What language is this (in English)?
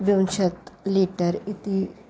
Sanskrit